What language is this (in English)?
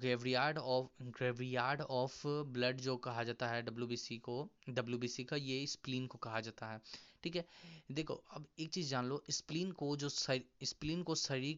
Hindi